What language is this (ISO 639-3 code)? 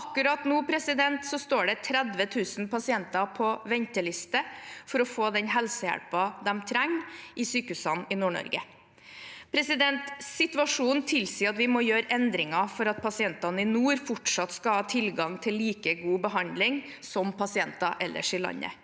nor